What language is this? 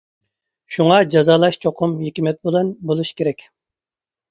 Uyghur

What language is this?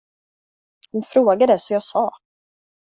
Swedish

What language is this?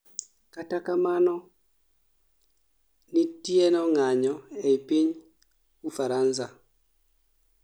Luo (Kenya and Tanzania)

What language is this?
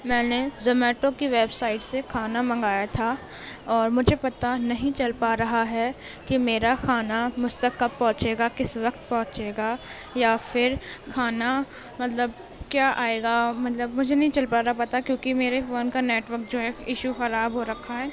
Urdu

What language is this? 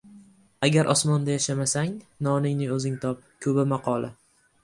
Uzbek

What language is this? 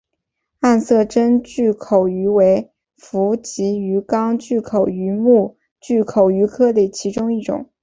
Chinese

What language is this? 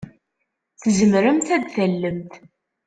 Kabyle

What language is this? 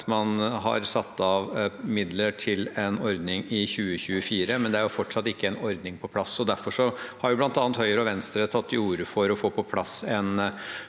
Norwegian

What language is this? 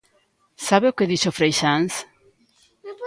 Galician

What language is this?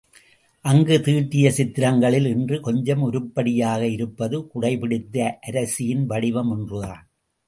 Tamil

